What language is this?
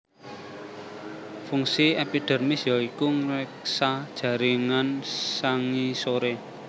Javanese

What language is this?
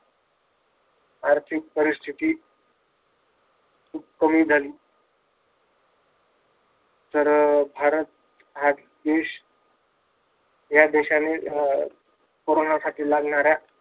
Marathi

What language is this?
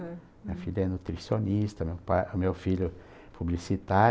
Portuguese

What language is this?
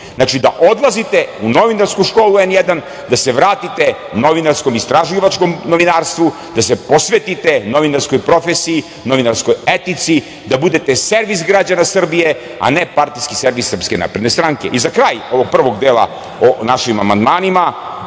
Serbian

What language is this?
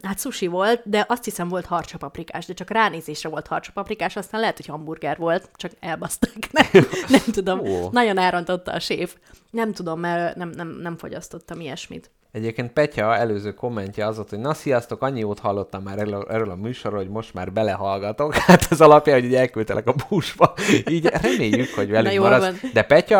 Hungarian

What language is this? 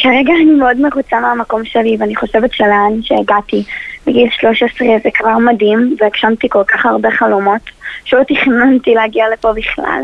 Hebrew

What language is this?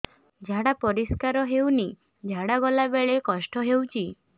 Odia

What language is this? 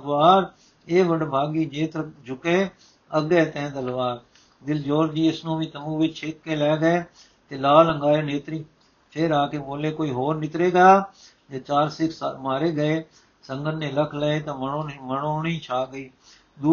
Punjabi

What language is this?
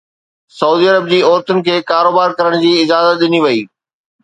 Sindhi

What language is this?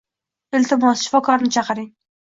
Uzbek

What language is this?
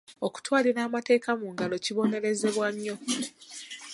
Ganda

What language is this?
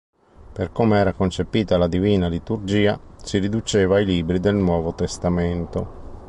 Italian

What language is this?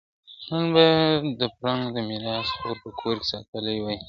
Pashto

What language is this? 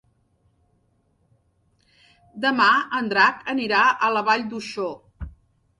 Catalan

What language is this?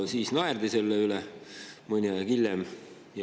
Estonian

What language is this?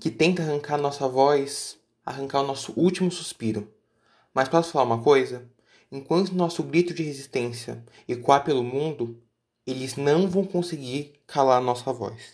Portuguese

